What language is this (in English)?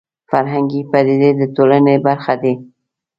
Pashto